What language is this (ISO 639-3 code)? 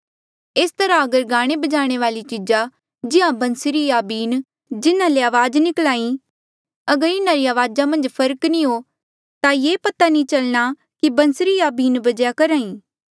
mjl